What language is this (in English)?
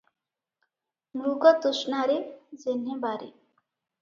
Odia